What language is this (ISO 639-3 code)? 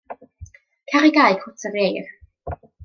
cym